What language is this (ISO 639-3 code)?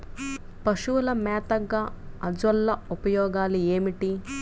tel